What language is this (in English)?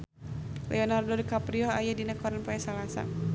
Sundanese